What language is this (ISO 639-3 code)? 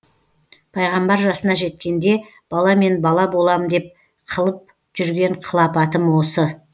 kaz